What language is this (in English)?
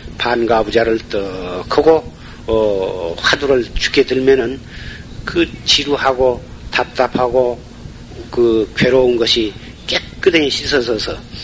Korean